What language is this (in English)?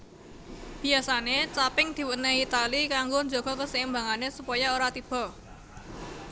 Javanese